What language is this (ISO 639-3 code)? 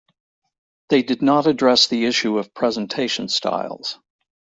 eng